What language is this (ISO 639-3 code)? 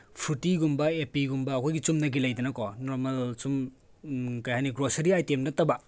mni